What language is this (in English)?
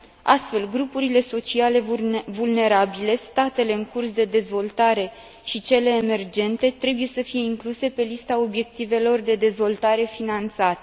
Romanian